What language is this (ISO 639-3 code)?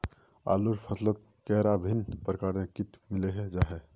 mag